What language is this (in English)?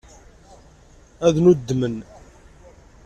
Kabyle